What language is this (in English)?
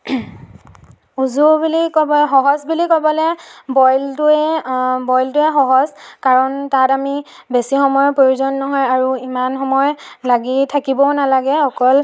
Assamese